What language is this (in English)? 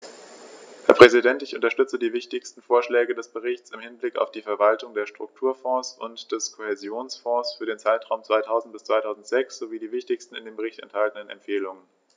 German